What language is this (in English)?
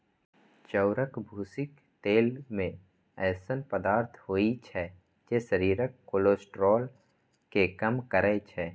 Maithili